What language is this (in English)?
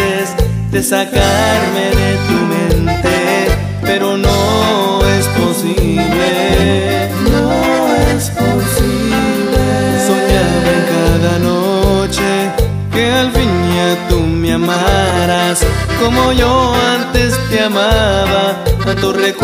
Spanish